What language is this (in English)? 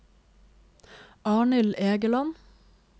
Norwegian